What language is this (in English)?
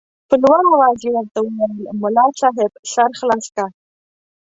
Pashto